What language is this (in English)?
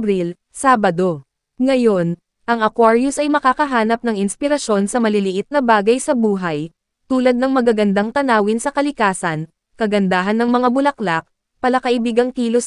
Filipino